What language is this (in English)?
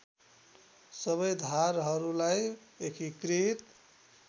Nepali